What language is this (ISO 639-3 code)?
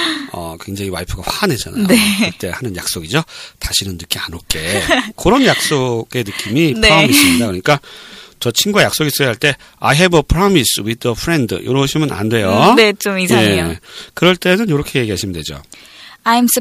kor